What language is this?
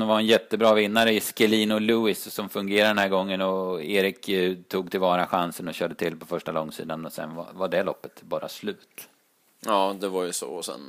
Swedish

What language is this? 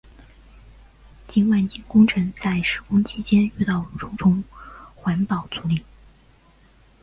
Chinese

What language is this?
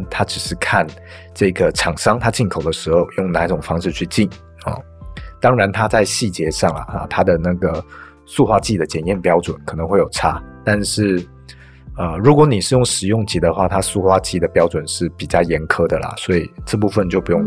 Chinese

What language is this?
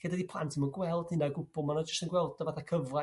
Welsh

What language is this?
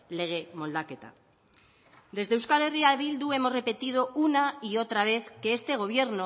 Spanish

